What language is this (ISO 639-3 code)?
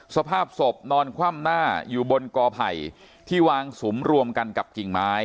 tha